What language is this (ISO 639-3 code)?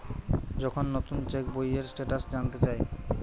ben